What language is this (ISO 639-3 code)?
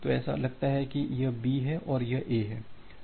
hin